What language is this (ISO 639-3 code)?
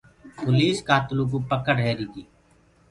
ggg